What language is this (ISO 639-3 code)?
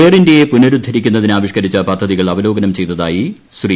mal